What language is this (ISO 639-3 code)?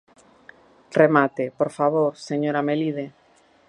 glg